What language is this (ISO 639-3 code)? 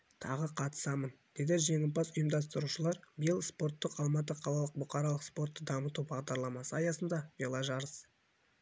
kaz